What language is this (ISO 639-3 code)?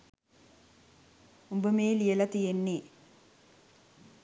sin